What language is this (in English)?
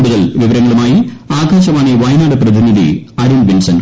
Malayalam